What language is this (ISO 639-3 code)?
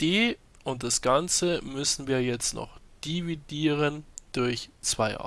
deu